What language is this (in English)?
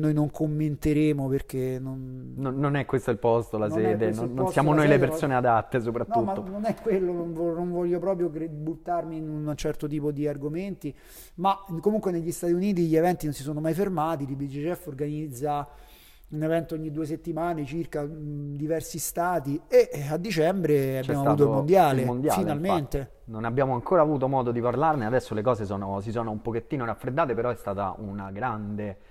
Italian